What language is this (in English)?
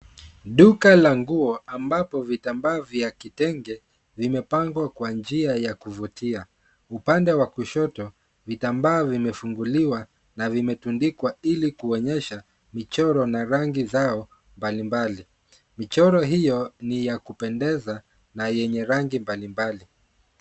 Swahili